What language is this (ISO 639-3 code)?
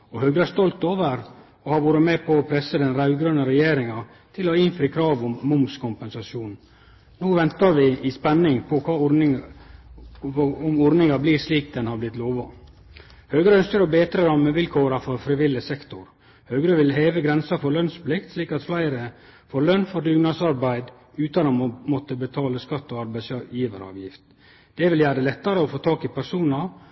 nno